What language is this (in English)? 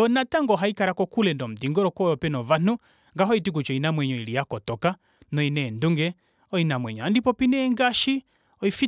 Kuanyama